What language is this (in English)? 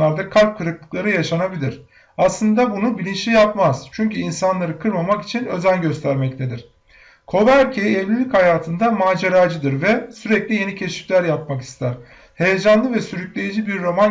Turkish